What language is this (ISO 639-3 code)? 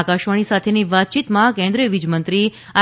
guj